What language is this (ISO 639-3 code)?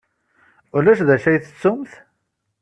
kab